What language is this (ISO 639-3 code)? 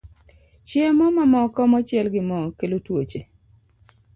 luo